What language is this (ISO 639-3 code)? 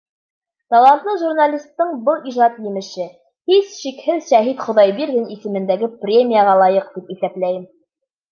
bak